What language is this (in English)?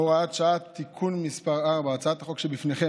Hebrew